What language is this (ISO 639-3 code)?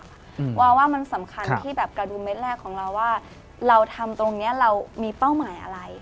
tha